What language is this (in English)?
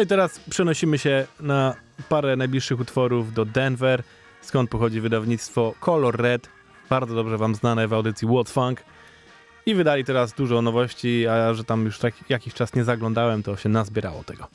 Polish